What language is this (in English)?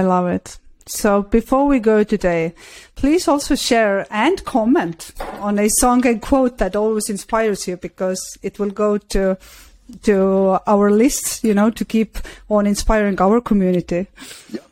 English